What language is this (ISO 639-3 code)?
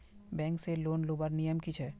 mag